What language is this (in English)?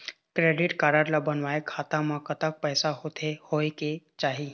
Chhattisgarhi